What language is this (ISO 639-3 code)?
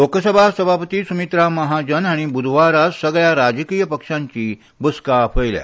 kok